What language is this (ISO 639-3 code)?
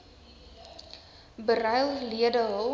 afr